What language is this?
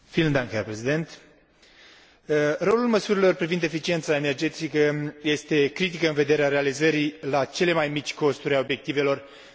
Romanian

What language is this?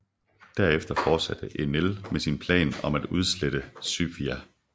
Danish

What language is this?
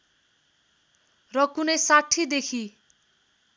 Nepali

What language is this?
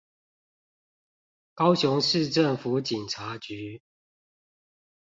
Chinese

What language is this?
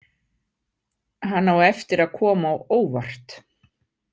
Icelandic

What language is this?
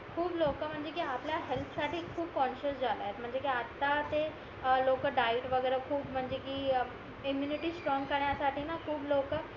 Marathi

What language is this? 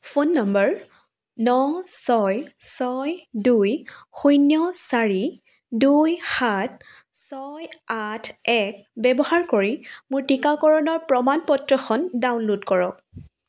Assamese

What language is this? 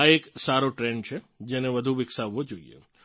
Gujarati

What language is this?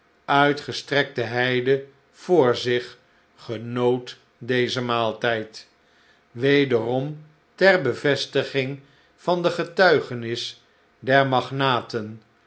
Dutch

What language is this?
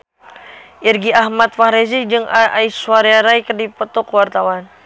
Sundanese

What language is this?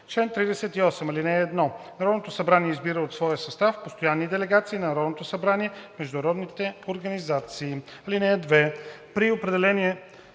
Bulgarian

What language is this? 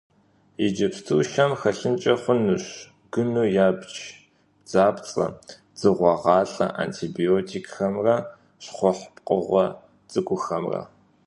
Kabardian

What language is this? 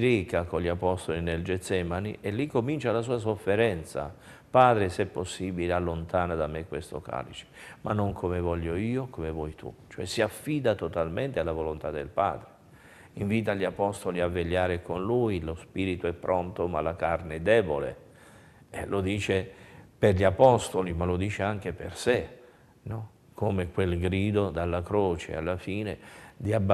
Italian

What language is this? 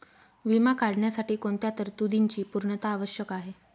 Marathi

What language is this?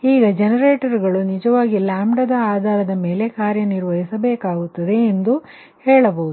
Kannada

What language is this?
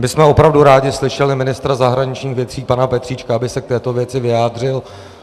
Czech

